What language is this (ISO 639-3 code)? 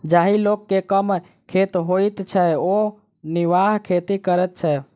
mai